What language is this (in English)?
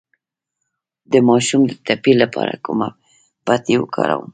Pashto